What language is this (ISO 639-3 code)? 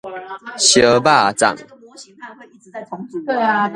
nan